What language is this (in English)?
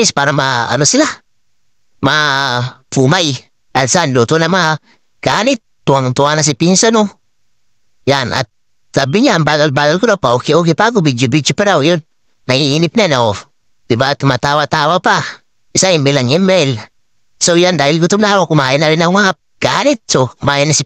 Filipino